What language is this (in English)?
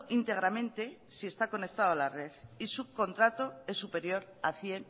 Spanish